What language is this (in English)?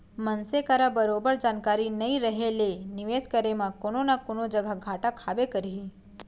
Chhattisgarhi